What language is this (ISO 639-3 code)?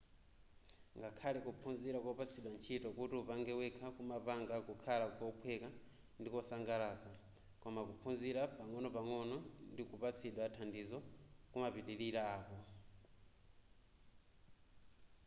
nya